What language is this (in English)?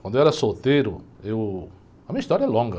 Portuguese